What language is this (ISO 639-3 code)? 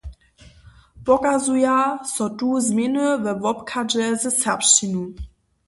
hsb